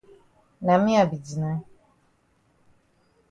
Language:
Cameroon Pidgin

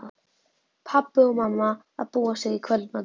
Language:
Icelandic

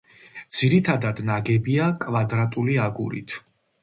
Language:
Georgian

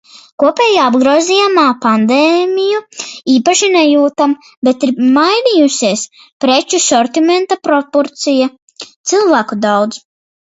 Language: Latvian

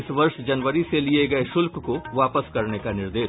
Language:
Hindi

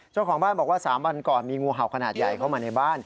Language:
Thai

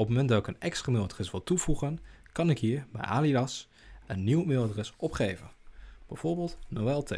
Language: Dutch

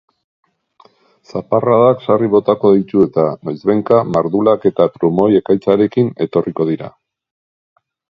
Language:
Basque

